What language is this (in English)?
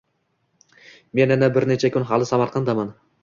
Uzbek